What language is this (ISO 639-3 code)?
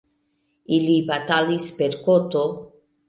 epo